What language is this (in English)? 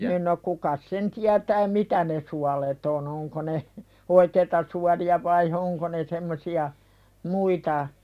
Finnish